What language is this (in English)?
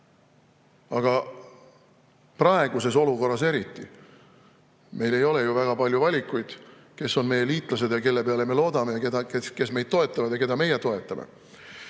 Estonian